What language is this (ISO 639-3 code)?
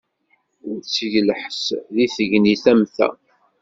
kab